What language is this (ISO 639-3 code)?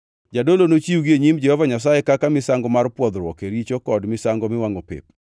luo